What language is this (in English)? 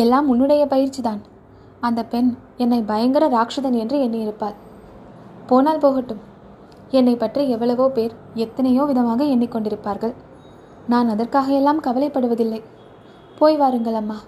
Tamil